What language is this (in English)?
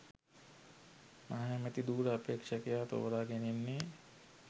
Sinhala